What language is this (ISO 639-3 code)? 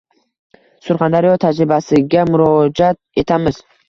uzb